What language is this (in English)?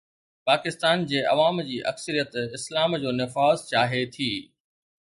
Sindhi